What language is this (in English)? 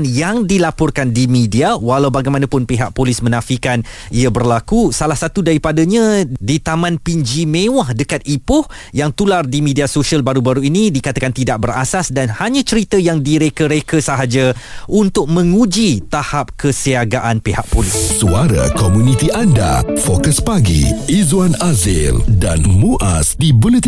Malay